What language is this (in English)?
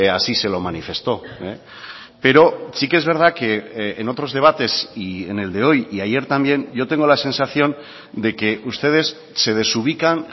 Spanish